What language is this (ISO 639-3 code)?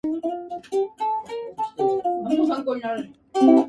jpn